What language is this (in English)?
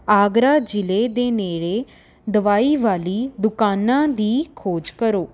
Punjabi